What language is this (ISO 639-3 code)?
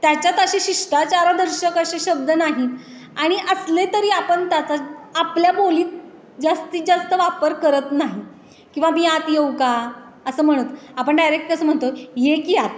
mar